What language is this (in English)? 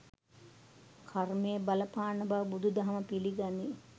Sinhala